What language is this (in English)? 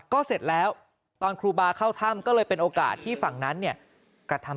Thai